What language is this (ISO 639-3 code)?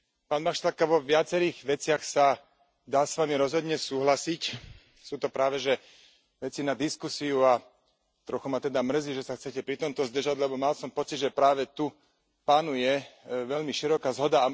slk